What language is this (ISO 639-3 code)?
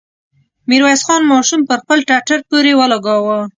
pus